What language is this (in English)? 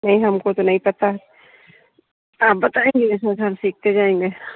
Hindi